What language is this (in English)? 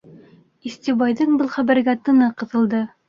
Bashkir